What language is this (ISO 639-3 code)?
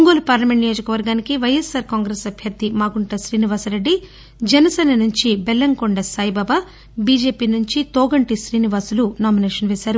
tel